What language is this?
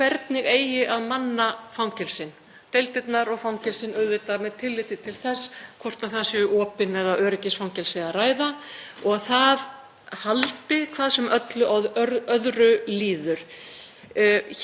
Icelandic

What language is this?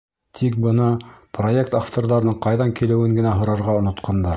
Bashkir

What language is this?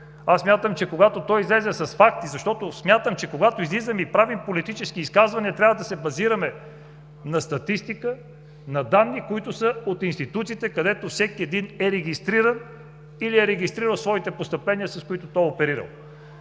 Bulgarian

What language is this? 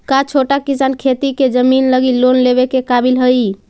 Magahi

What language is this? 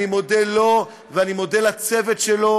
Hebrew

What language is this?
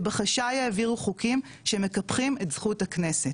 Hebrew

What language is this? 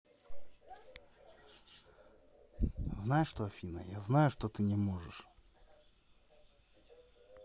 Russian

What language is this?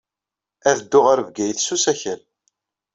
Kabyle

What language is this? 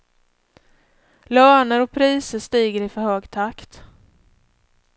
Swedish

